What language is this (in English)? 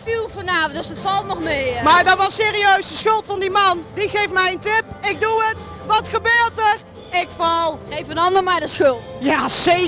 Dutch